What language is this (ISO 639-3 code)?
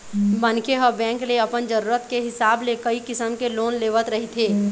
hne